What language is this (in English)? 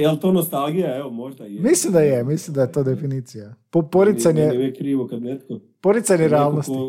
Croatian